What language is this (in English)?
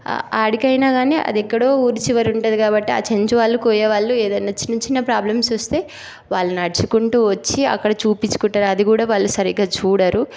Telugu